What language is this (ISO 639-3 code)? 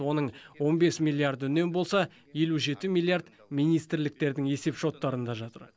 kaz